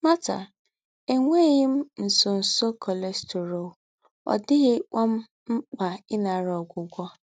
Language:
Igbo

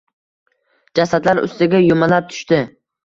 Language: Uzbek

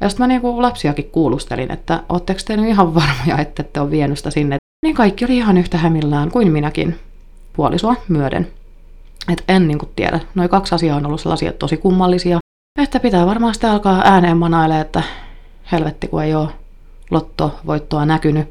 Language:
Finnish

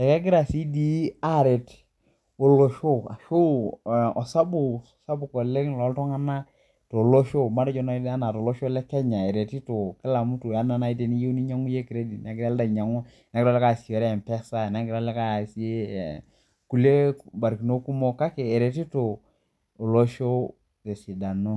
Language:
Masai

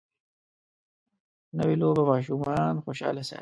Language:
Pashto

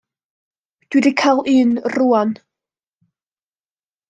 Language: Welsh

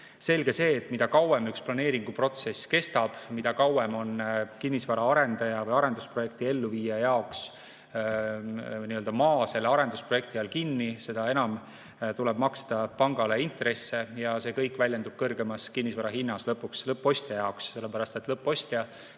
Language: Estonian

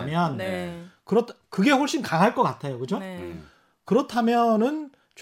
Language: Korean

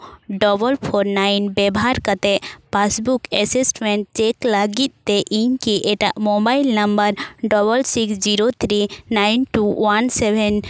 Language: Santali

